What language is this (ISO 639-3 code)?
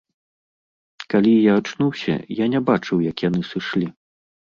bel